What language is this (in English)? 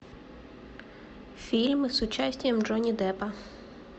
Russian